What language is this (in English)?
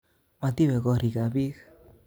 Kalenjin